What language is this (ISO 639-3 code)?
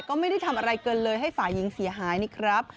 tha